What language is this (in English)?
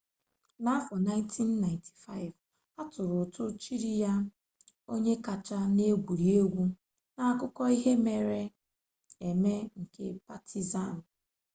Igbo